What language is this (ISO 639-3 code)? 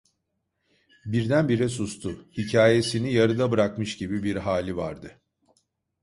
tur